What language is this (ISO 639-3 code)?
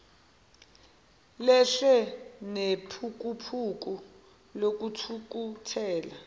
zul